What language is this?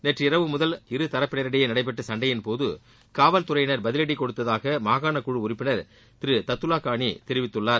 Tamil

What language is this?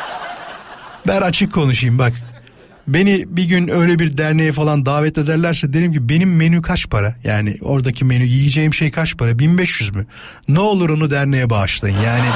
Turkish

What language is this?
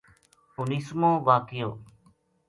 Gujari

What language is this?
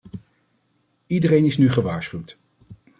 Dutch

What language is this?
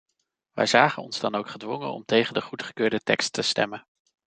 Dutch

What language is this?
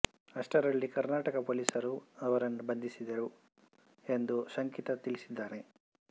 Kannada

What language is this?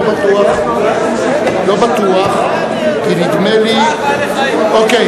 Hebrew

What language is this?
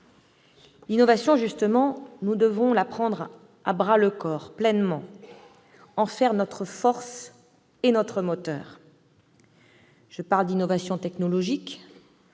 French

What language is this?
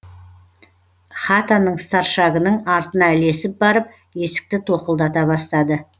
Kazakh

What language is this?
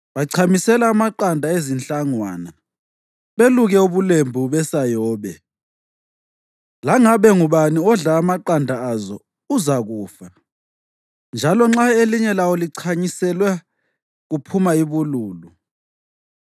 North Ndebele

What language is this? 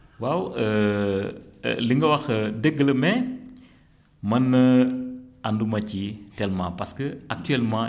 Wolof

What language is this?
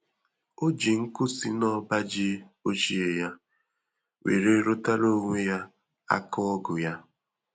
Igbo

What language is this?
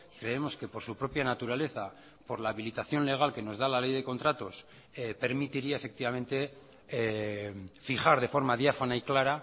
Spanish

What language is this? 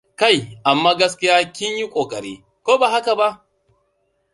Hausa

